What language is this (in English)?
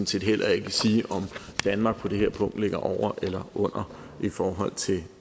Danish